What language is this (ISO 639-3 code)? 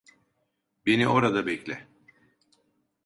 tur